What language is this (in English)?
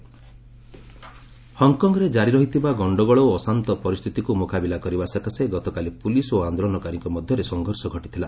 Odia